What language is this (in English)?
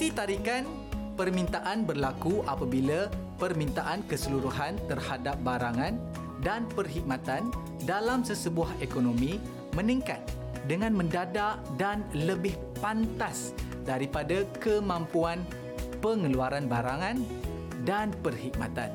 Malay